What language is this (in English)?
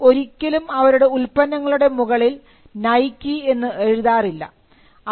Malayalam